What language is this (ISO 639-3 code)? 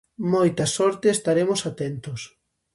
glg